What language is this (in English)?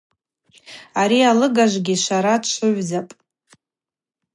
Abaza